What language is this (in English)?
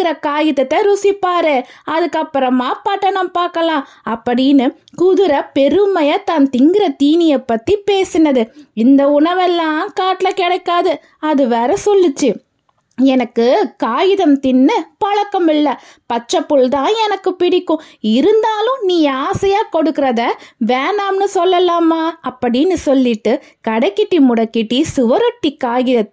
Tamil